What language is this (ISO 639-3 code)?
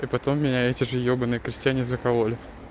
rus